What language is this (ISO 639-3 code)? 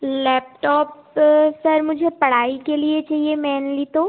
hin